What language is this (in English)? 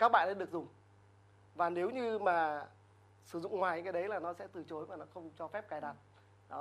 Vietnamese